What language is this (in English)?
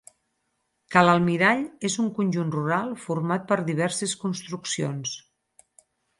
Catalan